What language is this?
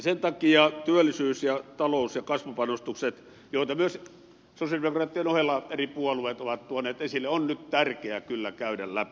Finnish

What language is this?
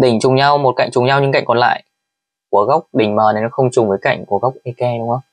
Vietnamese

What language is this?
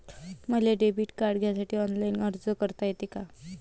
Marathi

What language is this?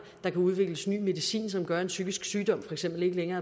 Danish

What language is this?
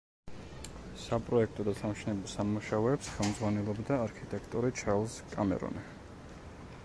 Georgian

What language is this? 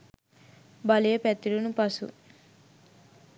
Sinhala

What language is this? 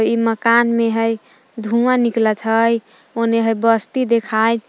Magahi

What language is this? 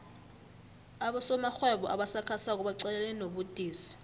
South Ndebele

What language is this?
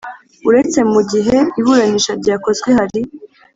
Kinyarwanda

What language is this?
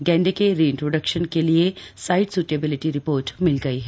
Hindi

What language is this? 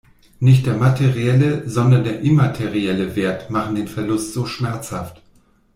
German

